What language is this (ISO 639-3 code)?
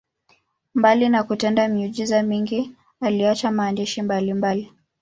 swa